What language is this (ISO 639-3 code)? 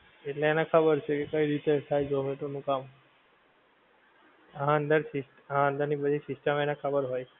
guj